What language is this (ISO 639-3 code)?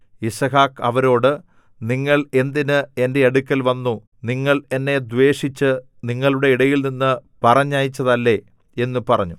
mal